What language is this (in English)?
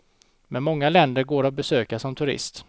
Swedish